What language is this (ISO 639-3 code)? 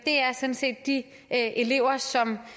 dan